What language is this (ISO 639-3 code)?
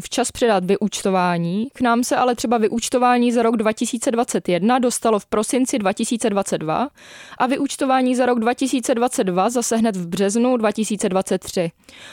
ces